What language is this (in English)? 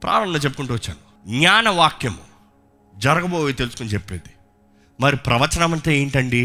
Telugu